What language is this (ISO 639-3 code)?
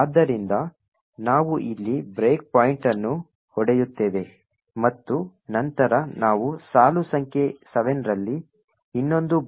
kan